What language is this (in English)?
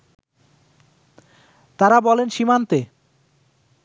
Bangla